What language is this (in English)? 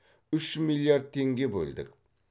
Kazakh